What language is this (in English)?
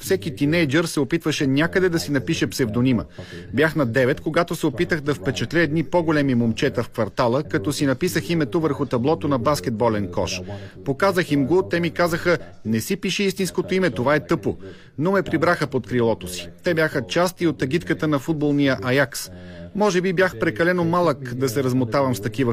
Bulgarian